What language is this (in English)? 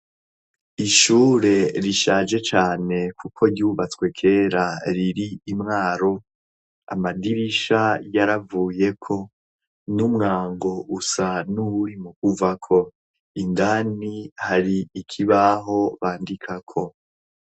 Rundi